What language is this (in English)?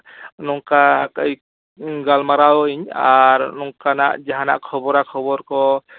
Santali